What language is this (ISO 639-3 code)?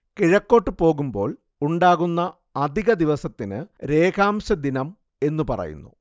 mal